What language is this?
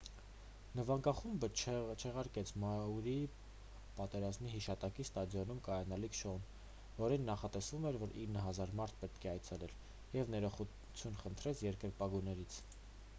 Armenian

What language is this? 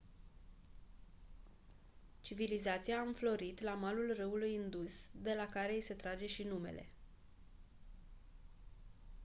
Romanian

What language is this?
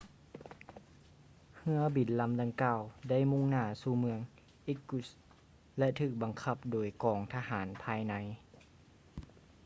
Lao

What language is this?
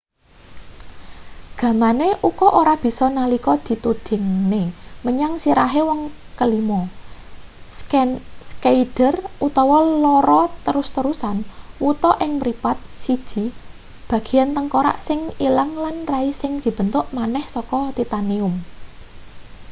Javanese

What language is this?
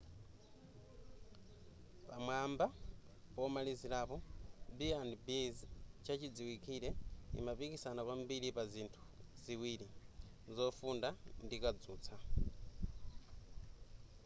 Nyanja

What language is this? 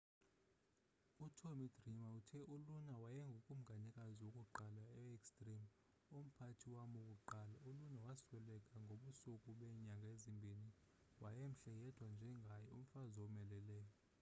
Xhosa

